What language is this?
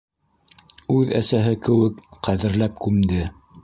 Bashkir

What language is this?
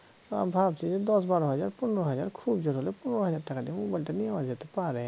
Bangla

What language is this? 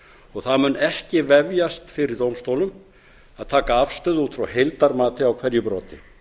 Icelandic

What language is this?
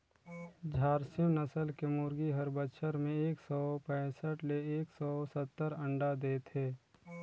Chhattisgarhi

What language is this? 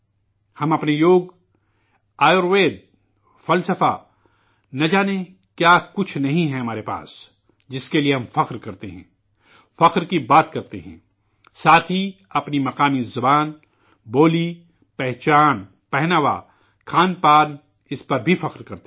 Urdu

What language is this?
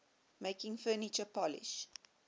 English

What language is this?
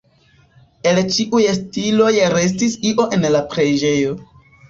Esperanto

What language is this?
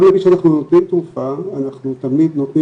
Hebrew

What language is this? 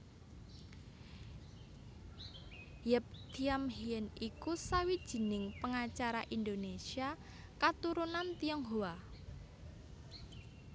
Javanese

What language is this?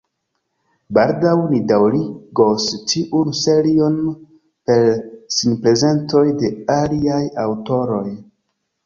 Esperanto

